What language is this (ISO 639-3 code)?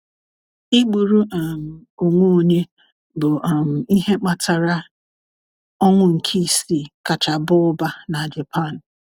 ibo